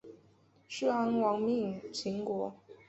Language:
Chinese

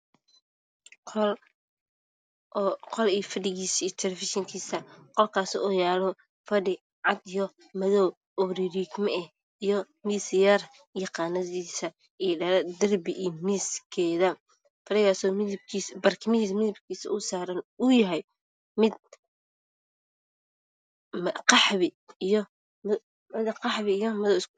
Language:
Somali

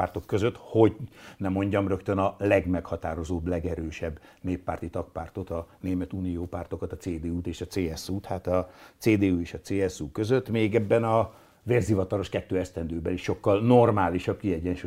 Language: Hungarian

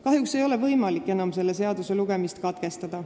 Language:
Estonian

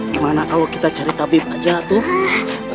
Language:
Indonesian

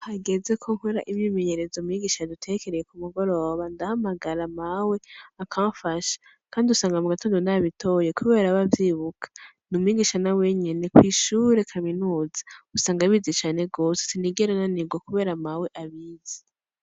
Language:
Rundi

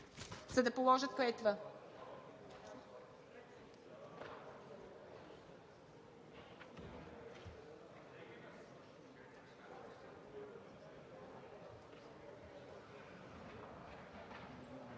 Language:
Bulgarian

